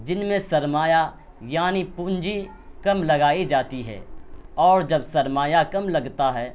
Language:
Urdu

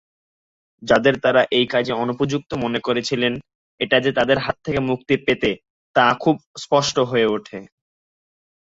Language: Bangla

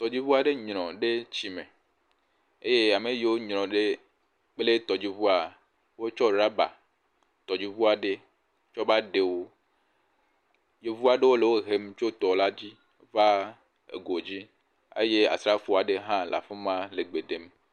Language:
Ewe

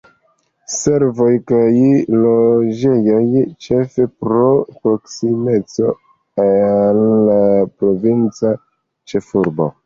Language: Esperanto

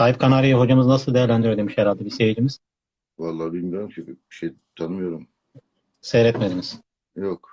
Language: Turkish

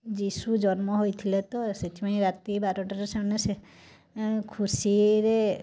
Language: Odia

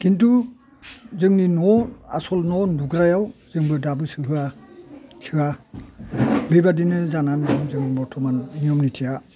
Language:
Bodo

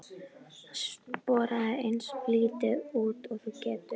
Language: Icelandic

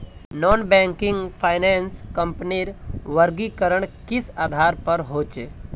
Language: Magahi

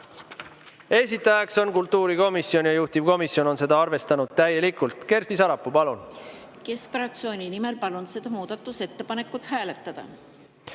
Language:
Estonian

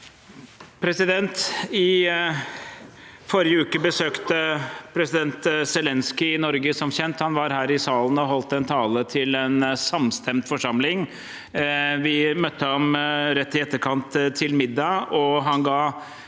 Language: Norwegian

